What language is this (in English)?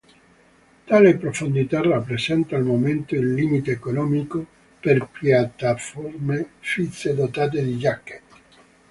Italian